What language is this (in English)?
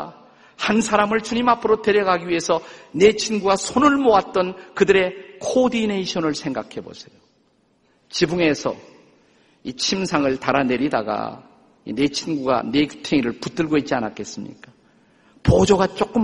Korean